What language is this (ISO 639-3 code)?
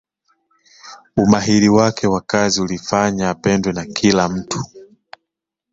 swa